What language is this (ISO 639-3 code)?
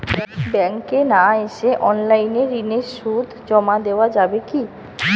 ben